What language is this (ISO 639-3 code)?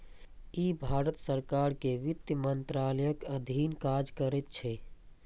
mai